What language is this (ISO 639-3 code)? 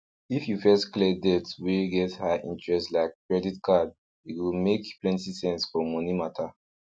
pcm